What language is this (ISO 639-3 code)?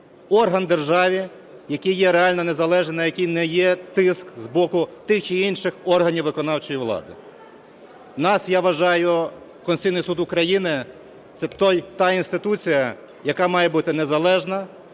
ukr